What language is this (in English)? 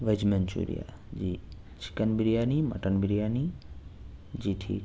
Urdu